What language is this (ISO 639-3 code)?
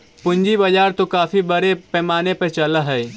mag